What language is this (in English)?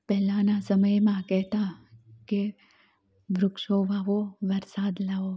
Gujarati